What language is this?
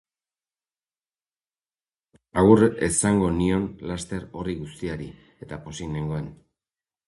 Basque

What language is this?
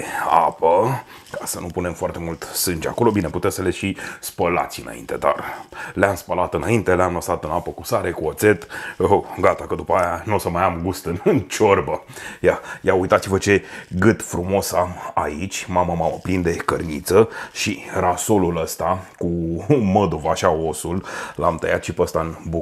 Romanian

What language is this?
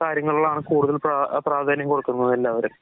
Malayalam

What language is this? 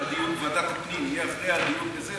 Hebrew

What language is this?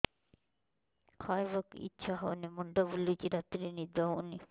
Odia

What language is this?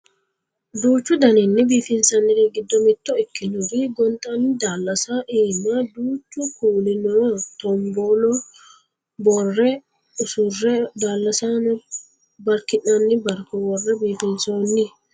Sidamo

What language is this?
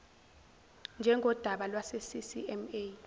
Zulu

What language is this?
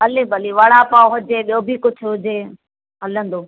Sindhi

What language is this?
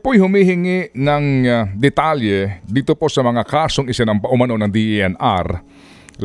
Filipino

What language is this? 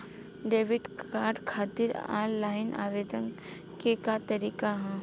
Bhojpuri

